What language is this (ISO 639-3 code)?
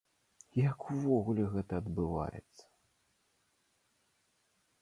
bel